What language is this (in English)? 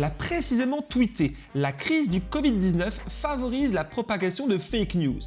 French